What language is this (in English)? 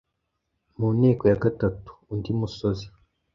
Kinyarwanda